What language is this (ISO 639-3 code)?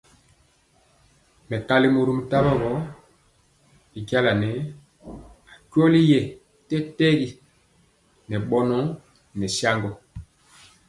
mcx